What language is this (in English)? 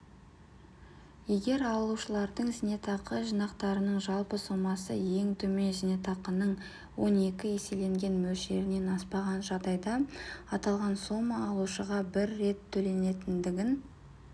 Kazakh